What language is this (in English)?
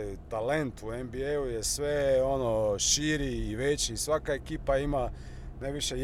Croatian